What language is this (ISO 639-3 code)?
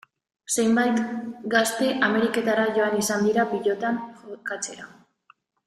eus